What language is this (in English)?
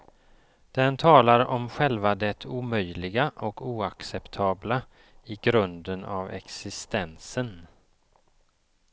Swedish